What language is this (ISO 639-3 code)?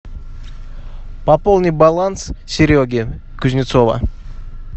rus